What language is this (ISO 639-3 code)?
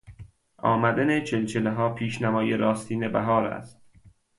fas